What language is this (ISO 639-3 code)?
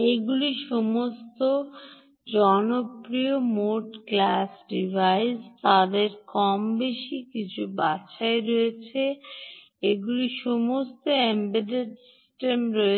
ben